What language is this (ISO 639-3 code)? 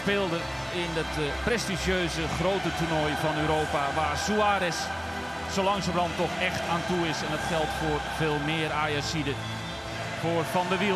nld